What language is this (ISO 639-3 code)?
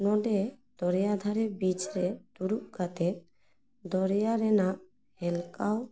sat